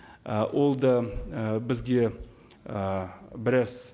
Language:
Kazakh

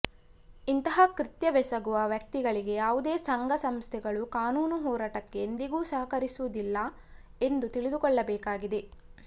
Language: Kannada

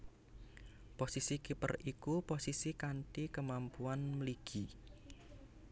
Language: Javanese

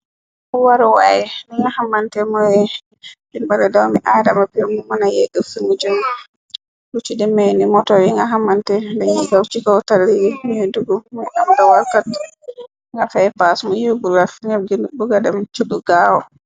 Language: Wolof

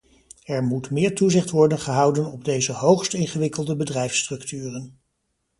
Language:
Dutch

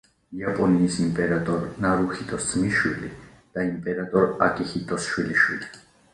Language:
Georgian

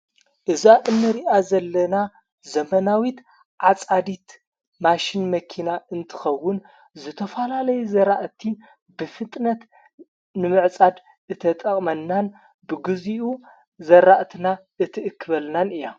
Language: Tigrinya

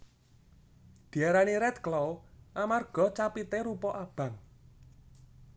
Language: Javanese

